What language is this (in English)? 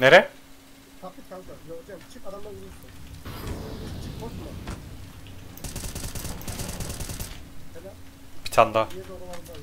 Turkish